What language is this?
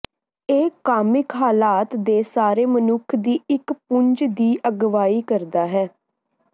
Punjabi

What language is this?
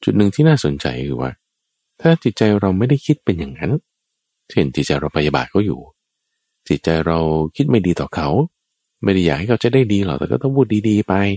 Thai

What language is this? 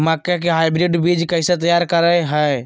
Magahi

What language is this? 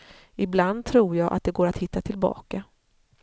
Swedish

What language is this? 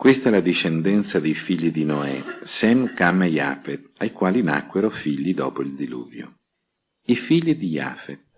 Italian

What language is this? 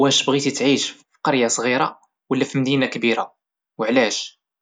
Moroccan Arabic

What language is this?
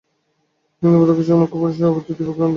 Bangla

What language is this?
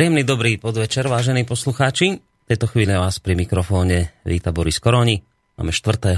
Slovak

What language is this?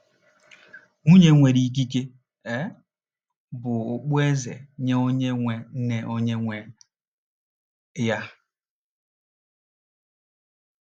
Igbo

